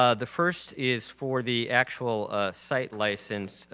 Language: English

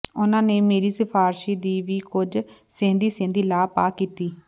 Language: Punjabi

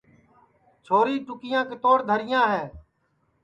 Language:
Sansi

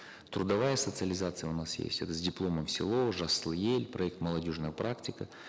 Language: Kazakh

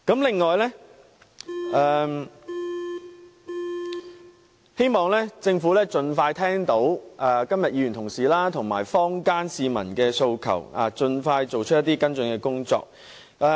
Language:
Cantonese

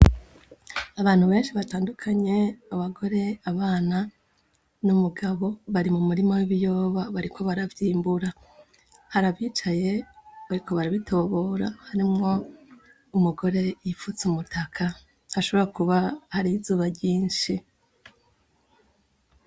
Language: Rundi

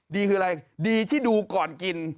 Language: Thai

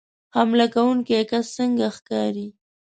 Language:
Pashto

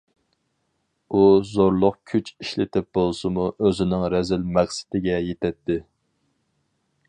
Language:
Uyghur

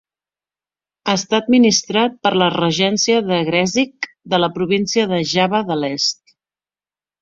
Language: Catalan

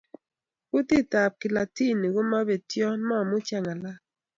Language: Kalenjin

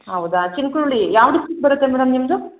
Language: Kannada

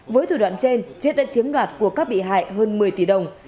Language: Vietnamese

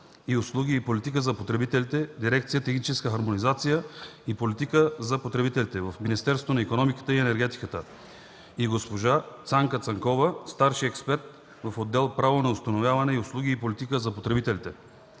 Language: Bulgarian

